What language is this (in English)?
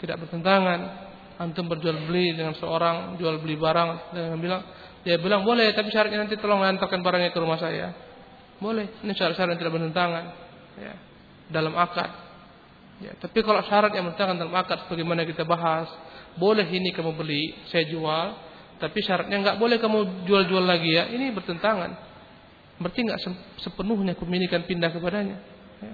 Malay